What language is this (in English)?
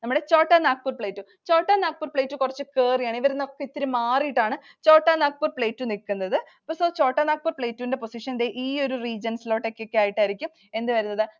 Malayalam